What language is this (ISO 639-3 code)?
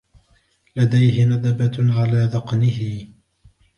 ara